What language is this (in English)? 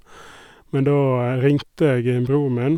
Norwegian